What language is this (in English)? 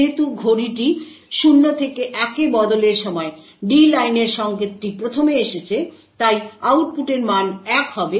Bangla